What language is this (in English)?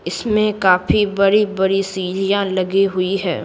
Hindi